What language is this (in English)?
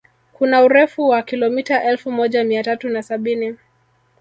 Swahili